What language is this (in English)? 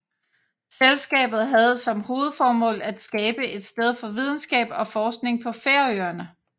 Danish